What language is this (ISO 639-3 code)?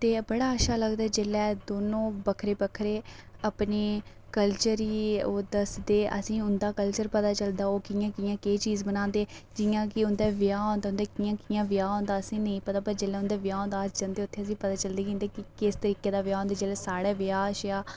doi